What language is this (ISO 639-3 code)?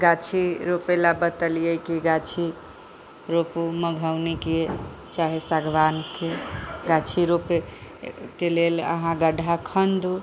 mai